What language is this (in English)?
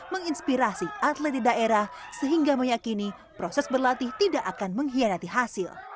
Indonesian